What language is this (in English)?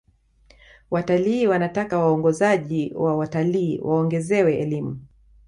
Swahili